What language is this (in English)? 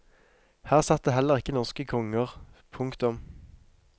Norwegian